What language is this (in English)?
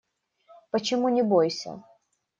Russian